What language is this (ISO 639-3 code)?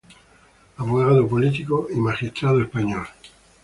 spa